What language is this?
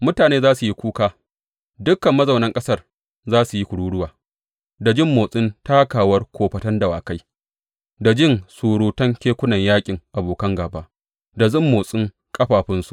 Hausa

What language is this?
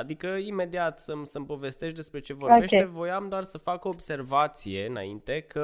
Romanian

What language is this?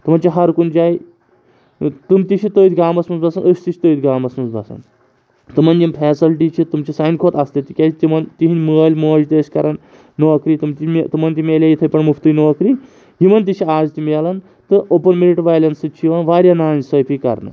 Kashmiri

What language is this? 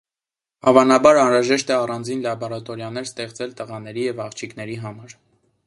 Armenian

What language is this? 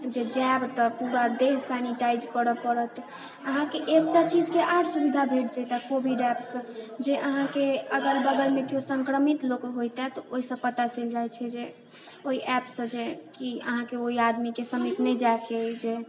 Maithili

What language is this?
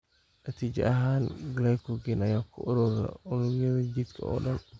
Somali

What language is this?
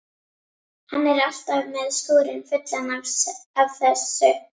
Icelandic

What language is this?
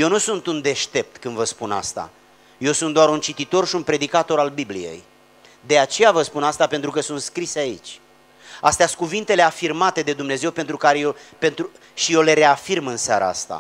Romanian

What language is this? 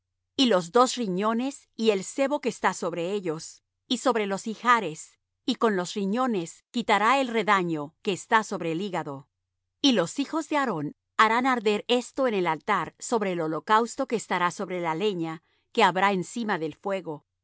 Spanish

